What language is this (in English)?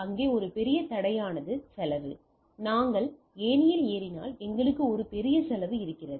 Tamil